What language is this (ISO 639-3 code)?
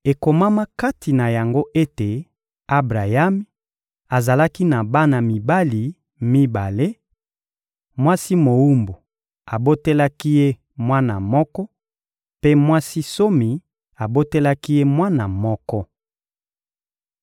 lin